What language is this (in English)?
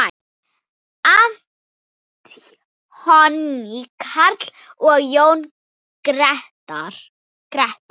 Icelandic